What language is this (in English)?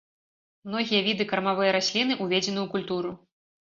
Belarusian